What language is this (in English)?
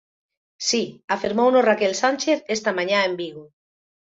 Galician